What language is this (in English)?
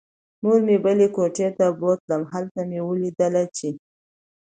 Pashto